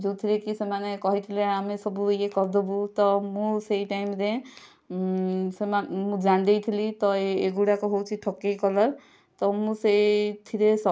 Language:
Odia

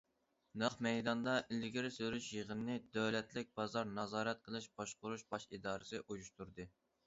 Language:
Uyghur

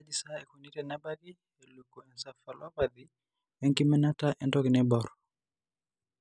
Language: Masai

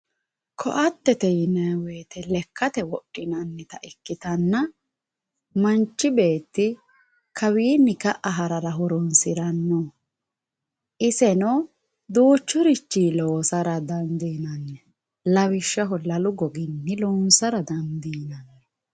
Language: Sidamo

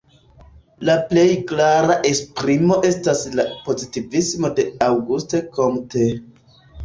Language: Esperanto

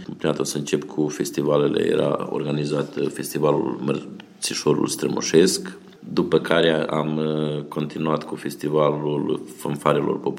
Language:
Romanian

